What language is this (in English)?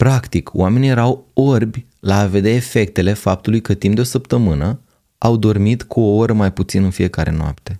Romanian